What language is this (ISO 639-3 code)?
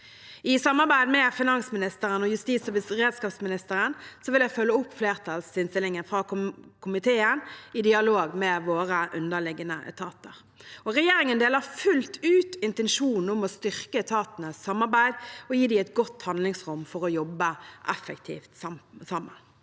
nor